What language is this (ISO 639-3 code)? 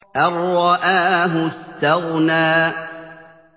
ara